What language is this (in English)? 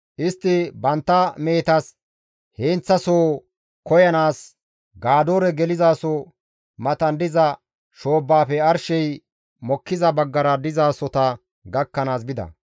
Gamo